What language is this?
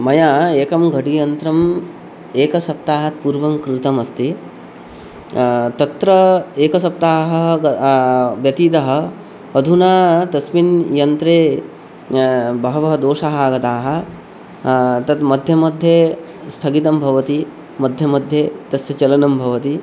Sanskrit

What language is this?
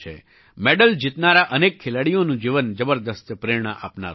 Gujarati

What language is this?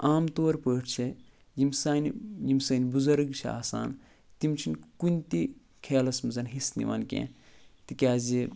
Kashmiri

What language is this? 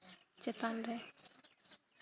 Santali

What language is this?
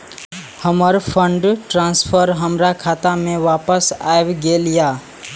Maithili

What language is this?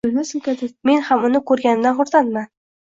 Uzbek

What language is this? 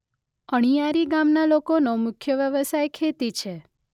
Gujarati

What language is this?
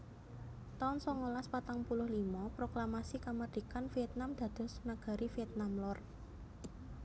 Javanese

